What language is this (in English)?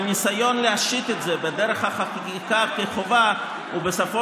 Hebrew